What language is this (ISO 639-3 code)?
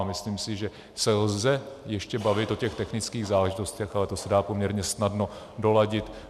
ces